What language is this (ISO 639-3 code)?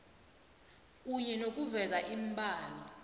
nbl